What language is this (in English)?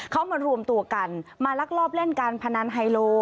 Thai